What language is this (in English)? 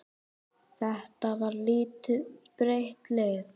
Icelandic